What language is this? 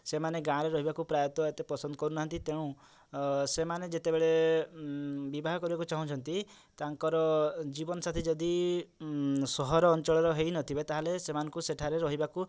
Odia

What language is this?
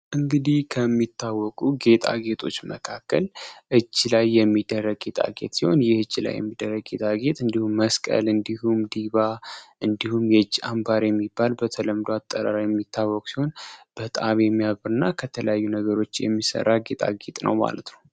Amharic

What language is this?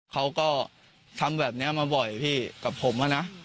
Thai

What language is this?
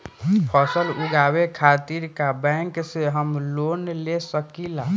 Bhojpuri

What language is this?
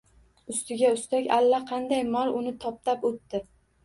Uzbek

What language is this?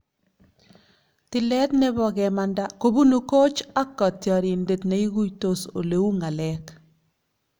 Kalenjin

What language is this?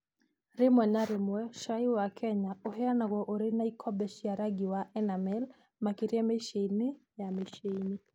Kikuyu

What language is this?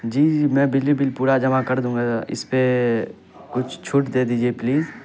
Urdu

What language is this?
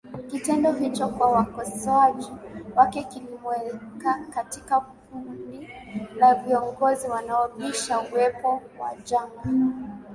Swahili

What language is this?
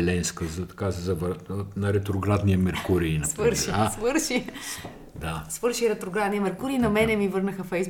Bulgarian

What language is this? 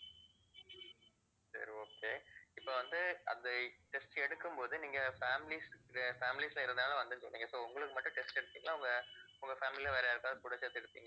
Tamil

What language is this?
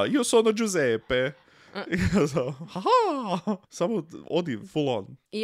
Croatian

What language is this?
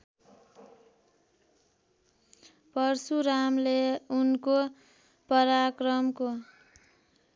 Nepali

